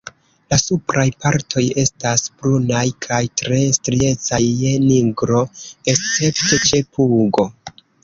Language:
Esperanto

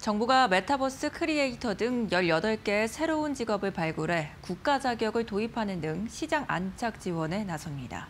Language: Korean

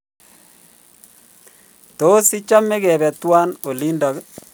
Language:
Kalenjin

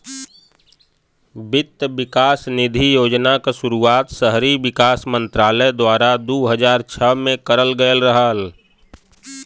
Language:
Bhojpuri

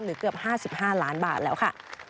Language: Thai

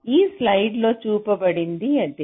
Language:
Telugu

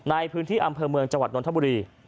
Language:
Thai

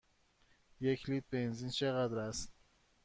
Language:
Persian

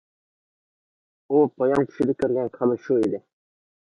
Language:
Uyghur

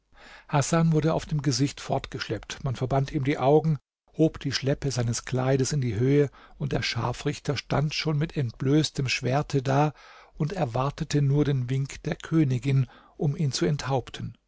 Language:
German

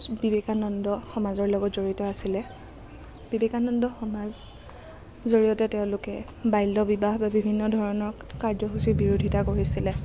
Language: Assamese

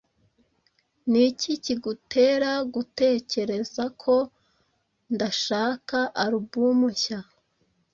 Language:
Kinyarwanda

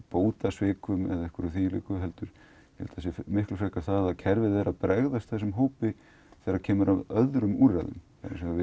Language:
Icelandic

